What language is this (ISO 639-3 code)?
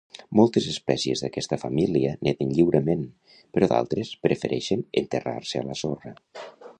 cat